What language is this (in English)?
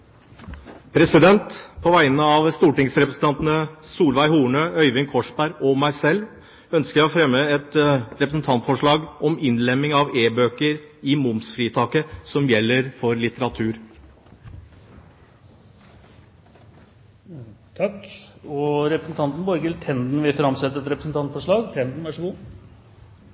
Norwegian